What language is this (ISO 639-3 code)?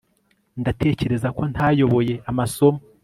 kin